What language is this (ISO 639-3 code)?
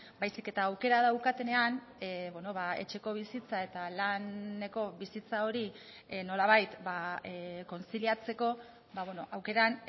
eus